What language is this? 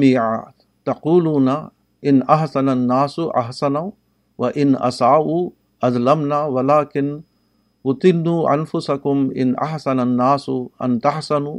Urdu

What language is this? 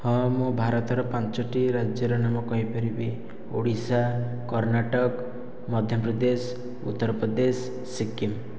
Odia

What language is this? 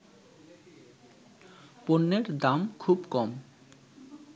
Bangla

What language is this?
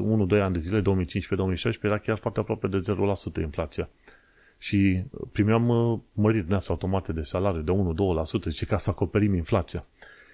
Romanian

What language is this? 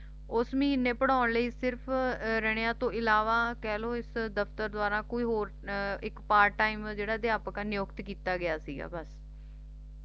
Punjabi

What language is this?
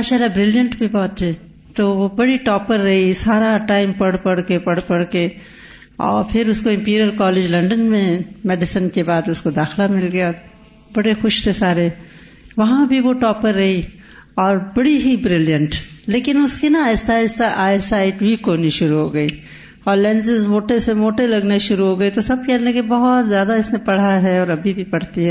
Urdu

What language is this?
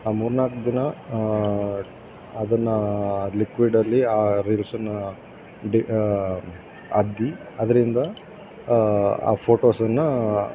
Kannada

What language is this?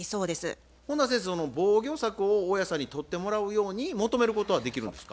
Japanese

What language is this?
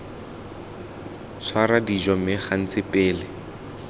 Tswana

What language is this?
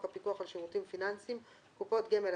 Hebrew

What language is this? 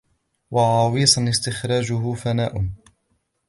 Arabic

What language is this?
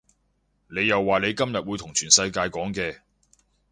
Cantonese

